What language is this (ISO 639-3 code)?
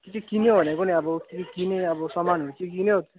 nep